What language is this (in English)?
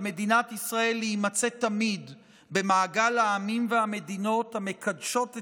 Hebrew